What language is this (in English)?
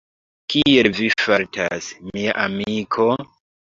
Esperanto